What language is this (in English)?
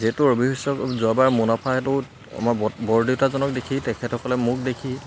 Assamese